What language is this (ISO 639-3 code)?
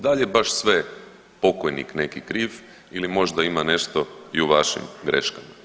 hrv